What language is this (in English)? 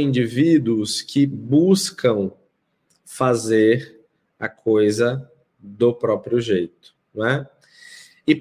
Portuguese